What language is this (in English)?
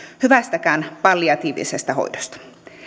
Finnish